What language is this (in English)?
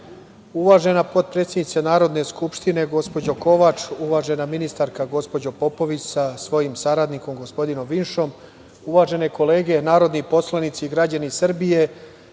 Serbian